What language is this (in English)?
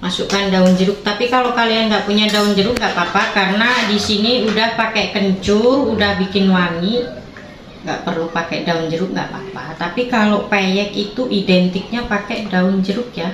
Indonesian